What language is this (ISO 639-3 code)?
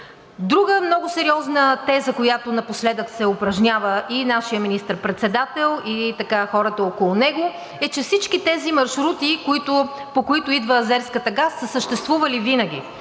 bul